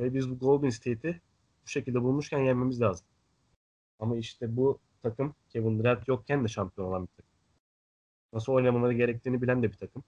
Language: Turkish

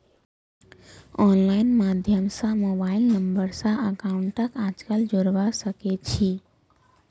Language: Magahi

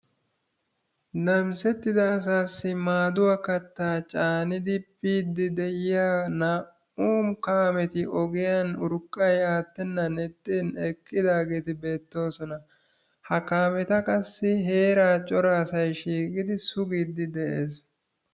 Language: Wolaytta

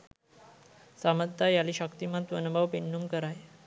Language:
Sinhala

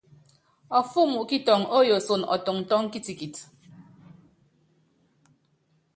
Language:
Yangben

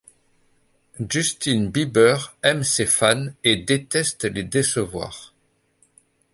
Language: French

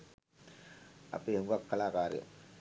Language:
Sinhala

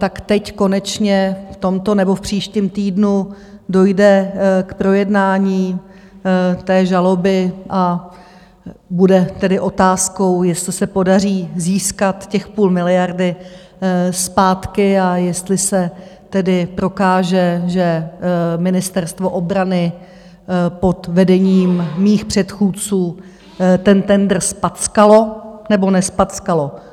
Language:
Czech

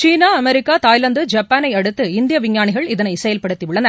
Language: Tamil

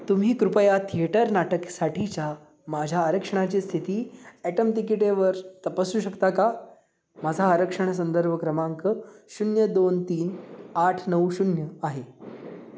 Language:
Marathi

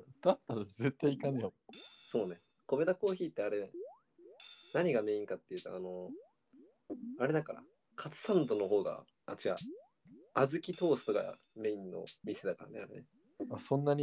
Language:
Japanese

